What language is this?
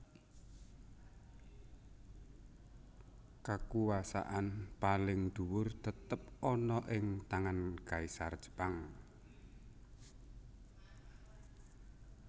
Javanese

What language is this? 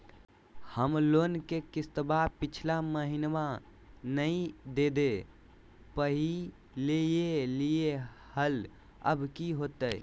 Magahi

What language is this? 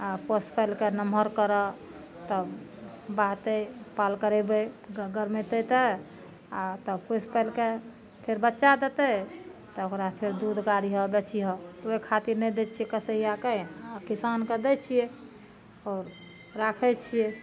Maithili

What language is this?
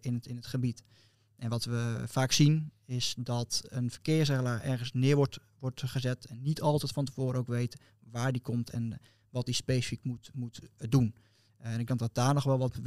Dutch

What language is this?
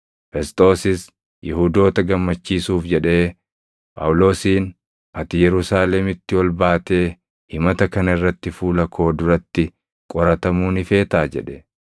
Oromo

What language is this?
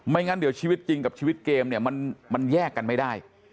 Thai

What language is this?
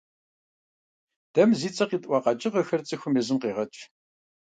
Kabardian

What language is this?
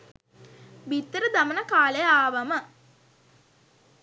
Sinhala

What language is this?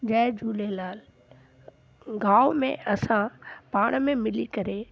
Sindhi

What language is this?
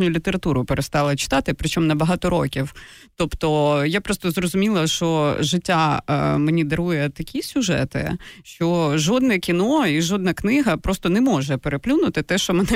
Ukrainian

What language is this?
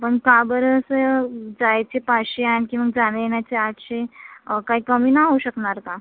Marathi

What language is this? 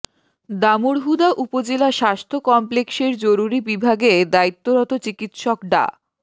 Bangla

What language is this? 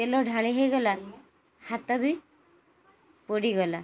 Odia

